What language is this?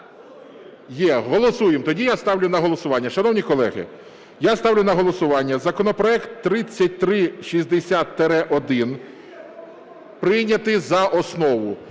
Ukrainian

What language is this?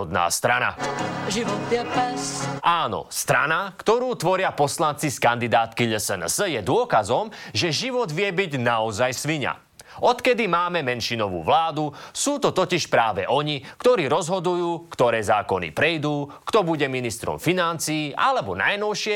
Slovak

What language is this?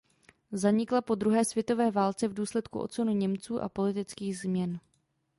Czech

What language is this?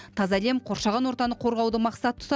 Kazakh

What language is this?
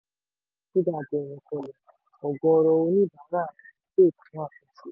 Yoruba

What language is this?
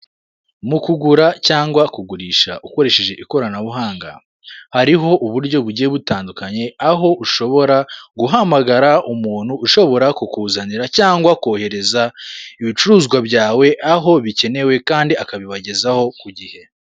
Kinyarwanda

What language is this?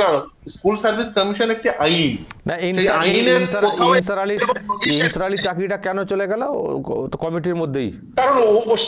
Bangla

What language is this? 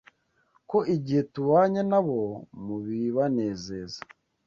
Kinyarwanda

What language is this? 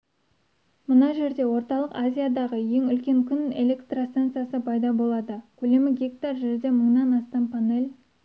Kazakh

